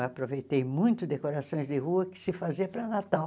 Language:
Portuguese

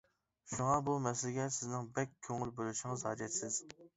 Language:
Uyghur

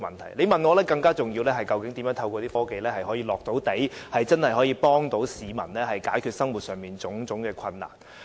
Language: Cantonese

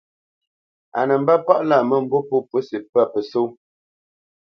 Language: Bamenyam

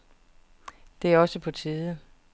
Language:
Danish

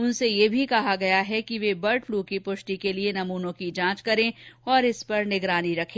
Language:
Hindi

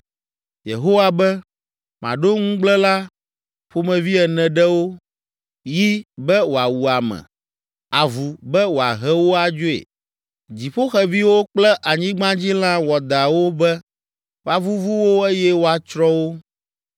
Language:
Ewe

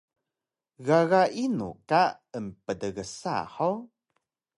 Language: Taroko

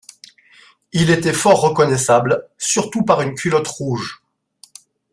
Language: French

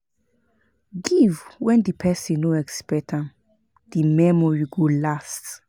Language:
Nigerian Pidgin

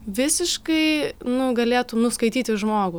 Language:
Lithuanian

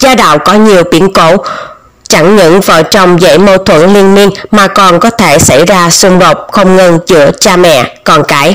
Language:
Vietnamese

